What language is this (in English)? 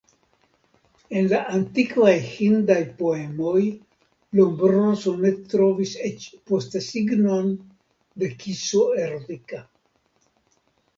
Esperanto